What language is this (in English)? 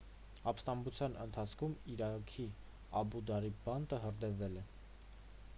Armenian